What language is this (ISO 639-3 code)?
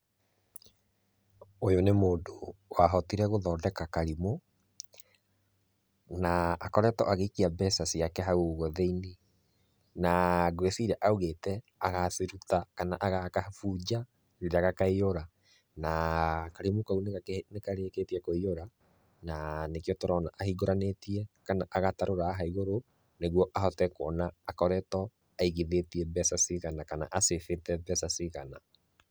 kik